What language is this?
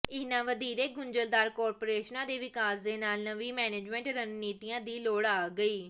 Punjabi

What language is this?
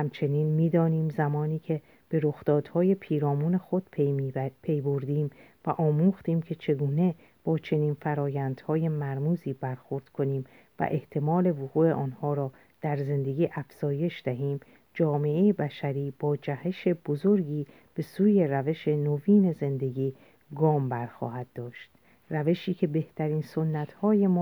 Persian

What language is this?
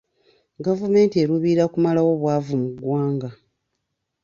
Ganda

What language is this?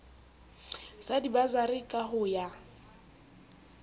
Southern Sotho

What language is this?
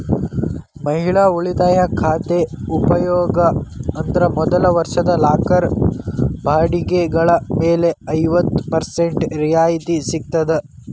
Kannada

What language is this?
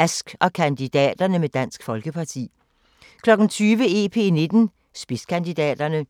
Danish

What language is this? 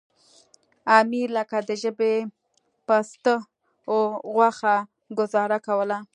Pashto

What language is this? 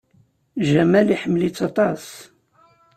Kabyle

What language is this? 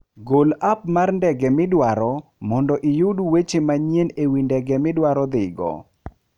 Luo (Kenya and Tanzania)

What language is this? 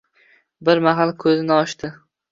Uzbek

